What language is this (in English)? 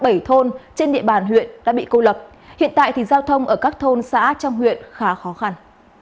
Vietnamese